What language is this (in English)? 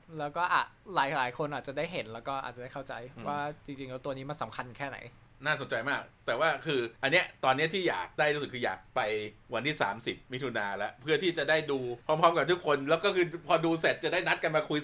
Thai